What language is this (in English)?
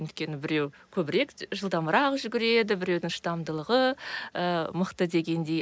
Kazakh